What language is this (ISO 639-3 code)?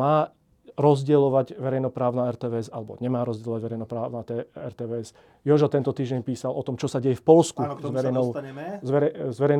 slk